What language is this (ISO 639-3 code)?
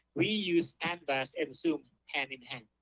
eng